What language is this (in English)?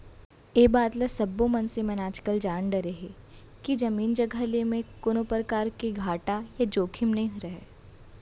Chhattisgarhi